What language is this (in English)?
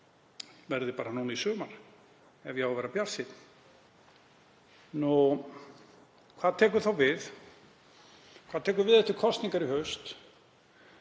Icelandic